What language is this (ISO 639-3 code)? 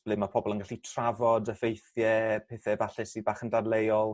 cym